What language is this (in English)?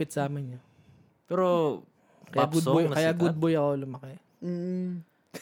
Filipino